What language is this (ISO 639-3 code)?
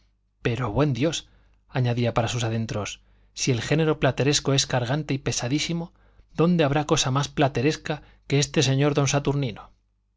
spa